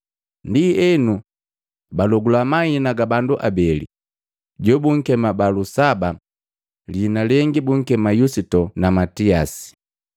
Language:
Matengo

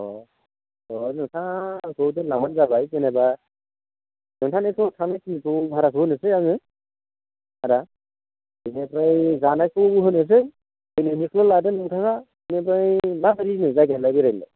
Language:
Bodo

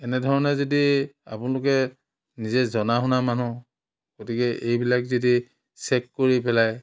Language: Assamese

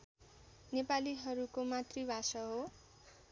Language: Nepali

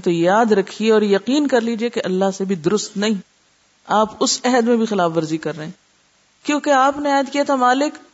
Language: Urdu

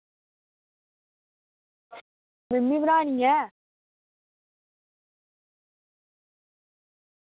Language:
Dogri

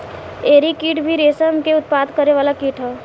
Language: Bhojpuri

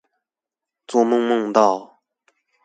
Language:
Chinese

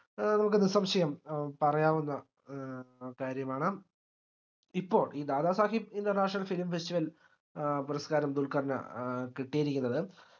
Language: Malayalam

